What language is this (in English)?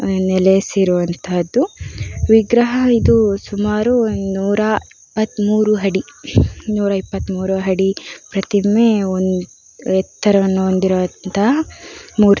Kannada